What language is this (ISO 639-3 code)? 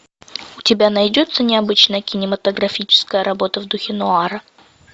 rus